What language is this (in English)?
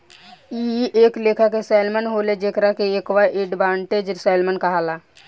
Bhojpuri